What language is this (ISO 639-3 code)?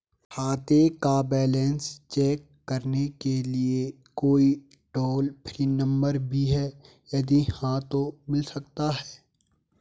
hin